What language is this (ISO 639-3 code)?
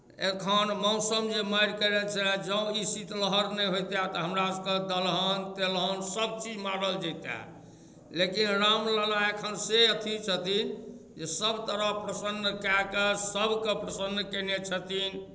mai